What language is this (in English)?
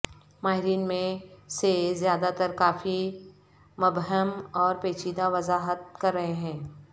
Urdu